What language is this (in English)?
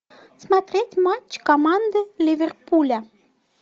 Russian